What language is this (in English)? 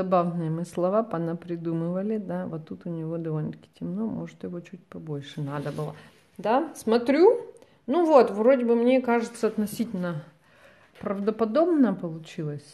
Russian